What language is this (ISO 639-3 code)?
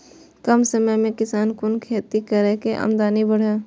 mai